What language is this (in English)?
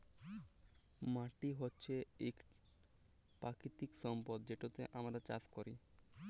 Bangla